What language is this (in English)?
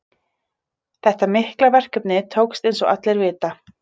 Icelandic